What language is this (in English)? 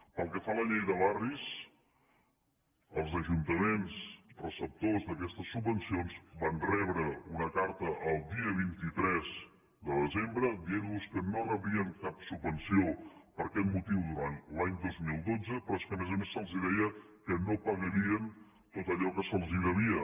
Catalan